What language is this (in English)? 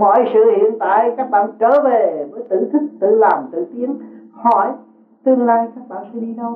Vietnamese